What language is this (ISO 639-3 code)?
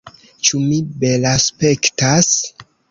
epo